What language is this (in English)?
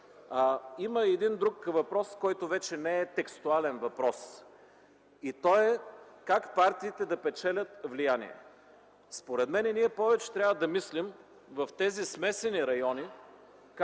Bulgarian